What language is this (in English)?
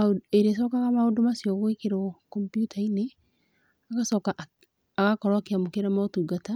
Kikuyu